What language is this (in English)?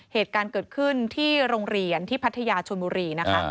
Thai